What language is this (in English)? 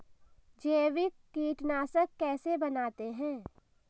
Hindi